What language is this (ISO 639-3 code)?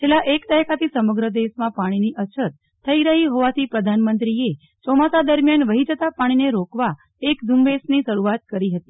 guj